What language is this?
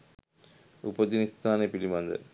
Sinhala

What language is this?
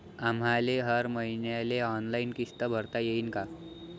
Marathi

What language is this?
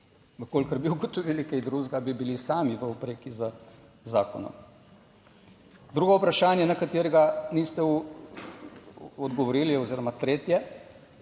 Slovenian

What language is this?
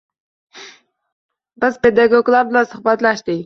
Uzbek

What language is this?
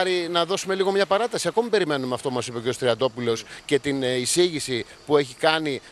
Greek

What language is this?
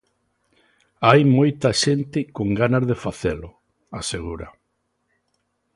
Galician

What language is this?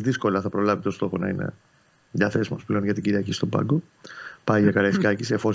Greek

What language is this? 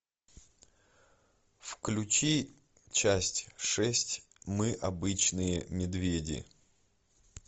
Russian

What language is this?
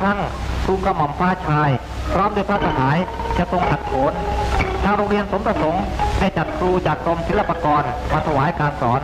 Thai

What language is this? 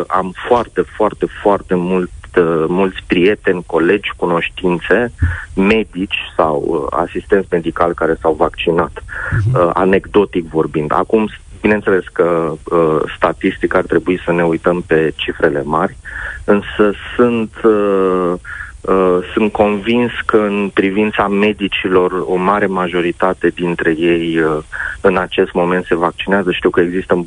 Romanian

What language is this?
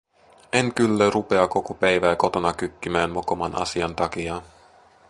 Finnish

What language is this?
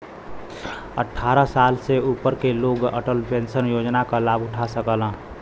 Bhojpuri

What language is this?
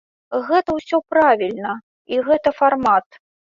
Belarusian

